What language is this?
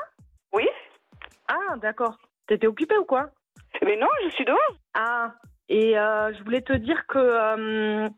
French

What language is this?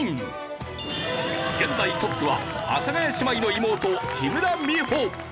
Japanese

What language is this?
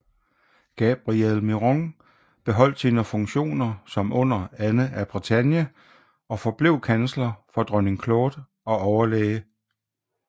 Danish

